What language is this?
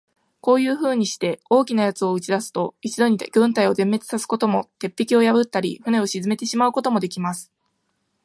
Japanese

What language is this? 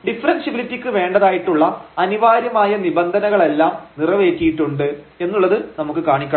Malayalam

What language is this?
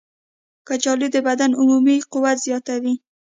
Pashto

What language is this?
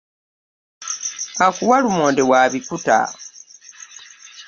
Ganda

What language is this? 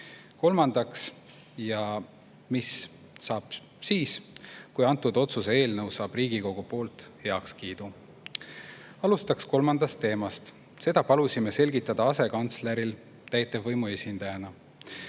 Estonian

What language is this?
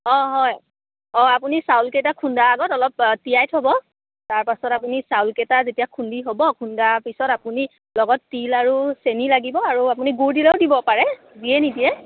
Assamese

